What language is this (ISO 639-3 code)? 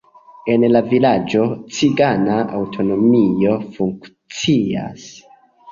epo